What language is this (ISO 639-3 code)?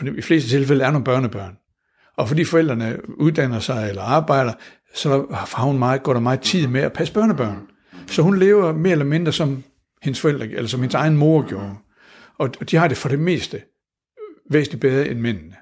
dan